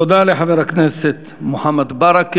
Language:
Hebrew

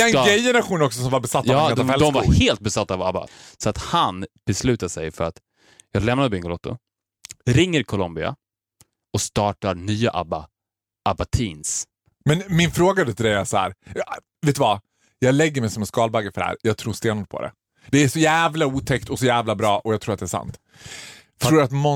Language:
Swedish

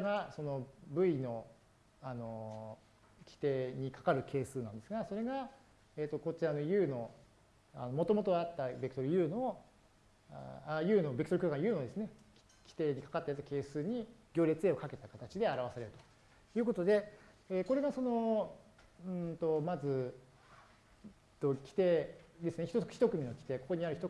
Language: Japanese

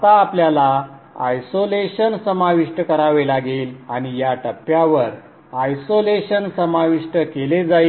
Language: Marathi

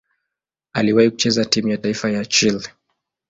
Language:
Swahili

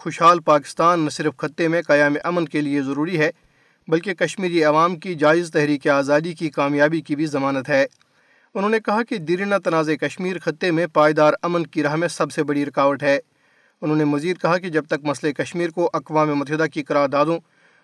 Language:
Urdu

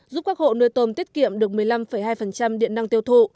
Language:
Vietnamese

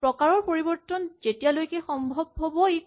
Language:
Assamese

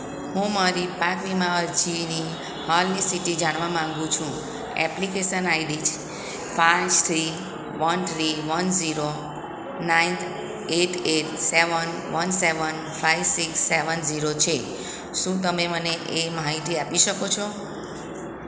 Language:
Gujarati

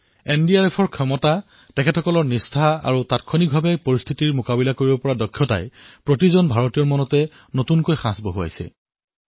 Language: Assamese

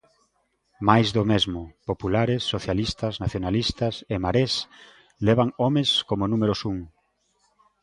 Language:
Galician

